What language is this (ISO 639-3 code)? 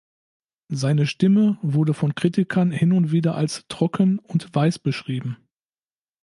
deu